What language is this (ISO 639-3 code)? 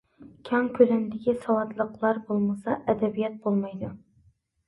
uig